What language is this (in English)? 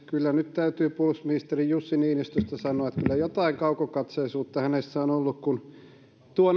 Finnish